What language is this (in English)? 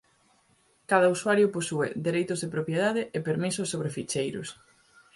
Galician